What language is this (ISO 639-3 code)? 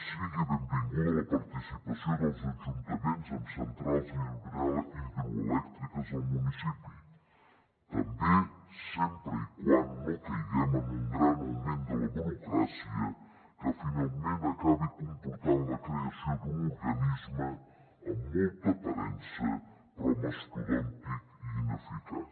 cat